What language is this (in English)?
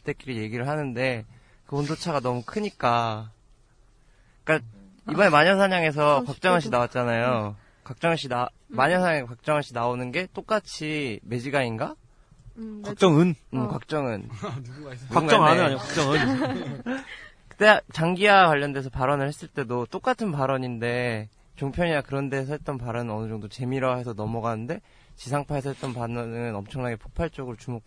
Korean